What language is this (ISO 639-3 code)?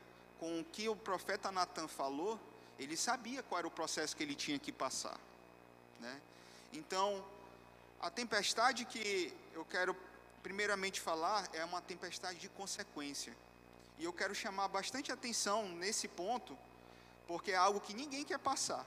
por